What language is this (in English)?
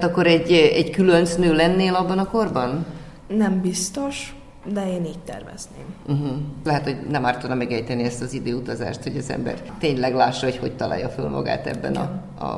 Hungarian